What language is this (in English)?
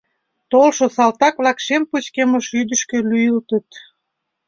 Mari